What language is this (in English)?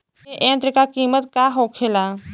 Bhojpuri